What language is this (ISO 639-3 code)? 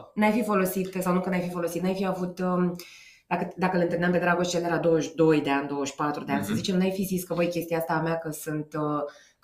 ron